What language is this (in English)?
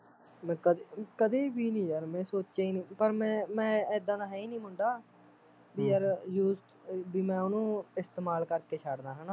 Punjabi